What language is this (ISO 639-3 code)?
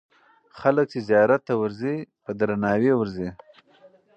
pus